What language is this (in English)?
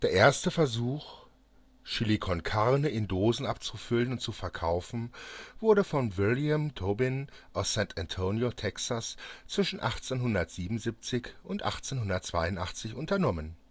German